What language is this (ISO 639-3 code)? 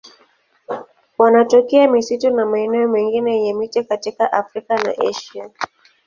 swa